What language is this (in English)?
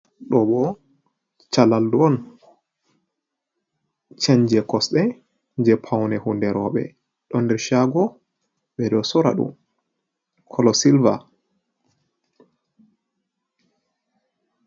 Fula